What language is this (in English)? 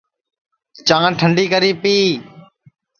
Sansi